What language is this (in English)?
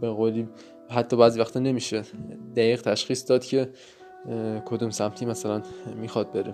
Persian